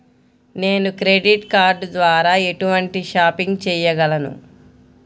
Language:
Telugu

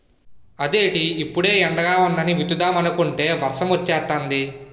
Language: Telugu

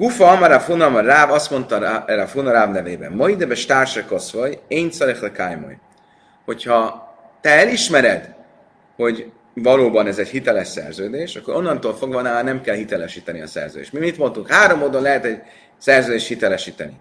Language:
Hungarian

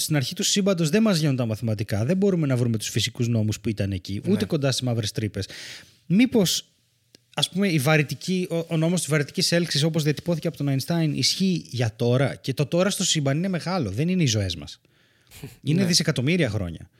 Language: Greek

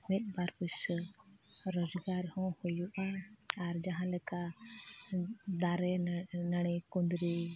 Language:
Santali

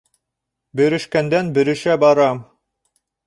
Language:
Bashkir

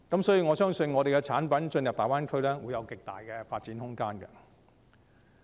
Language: Cantonese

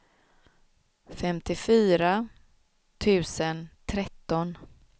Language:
Swedish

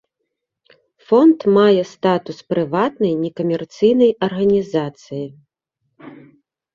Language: Belarusian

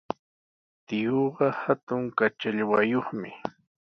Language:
Sihuas Ancash Quechua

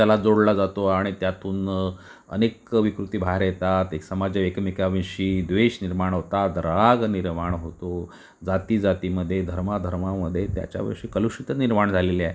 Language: Marathi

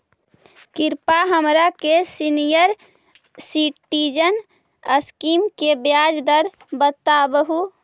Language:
Magahi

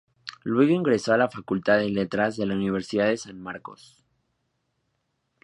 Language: Spanish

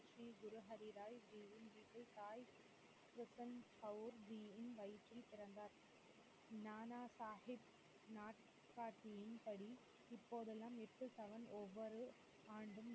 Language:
Tamil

